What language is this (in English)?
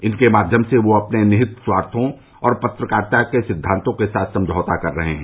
Hindi